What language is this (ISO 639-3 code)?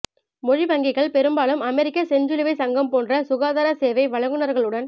tam